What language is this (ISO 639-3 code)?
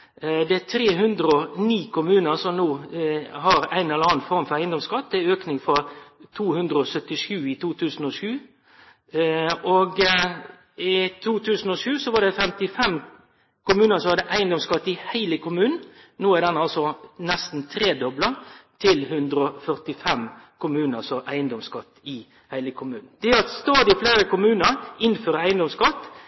nno